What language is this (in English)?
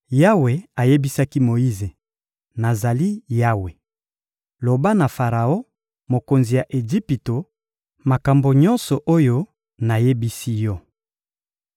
Lingala